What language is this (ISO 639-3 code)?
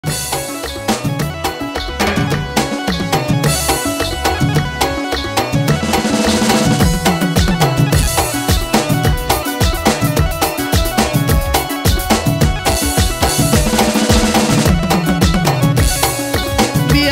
ara